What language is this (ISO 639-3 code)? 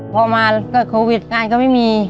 tha